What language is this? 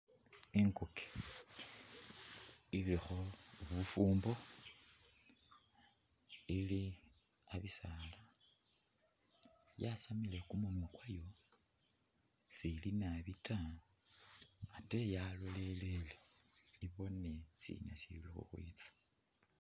Masaaba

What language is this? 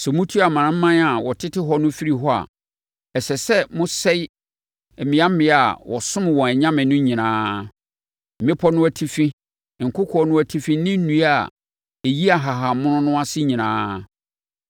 Akan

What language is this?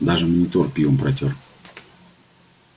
Russian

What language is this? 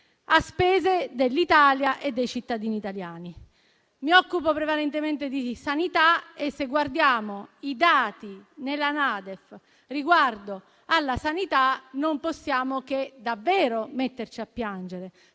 Italian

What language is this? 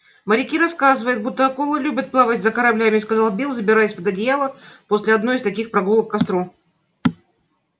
Russian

